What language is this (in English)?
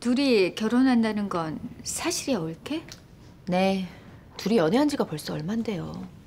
Korean